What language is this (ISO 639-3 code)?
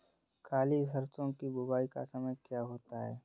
hin